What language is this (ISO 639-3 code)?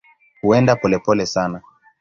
swa